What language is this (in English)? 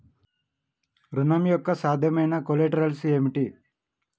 Telugu